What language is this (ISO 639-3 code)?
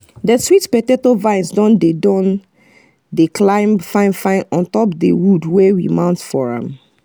pcm